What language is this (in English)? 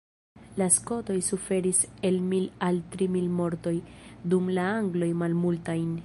Esperanto